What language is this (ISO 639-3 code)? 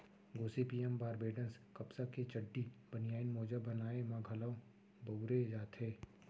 hne